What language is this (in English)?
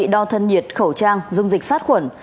Vietnamese